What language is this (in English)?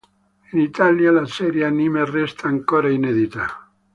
Italian